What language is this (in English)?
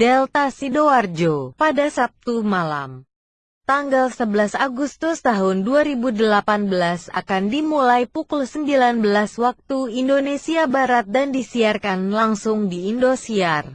Indonesian